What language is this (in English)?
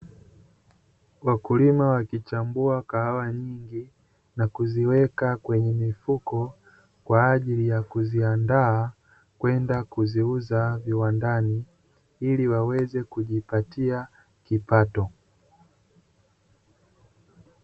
Swahili